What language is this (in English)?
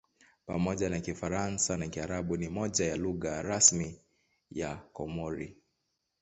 Swahili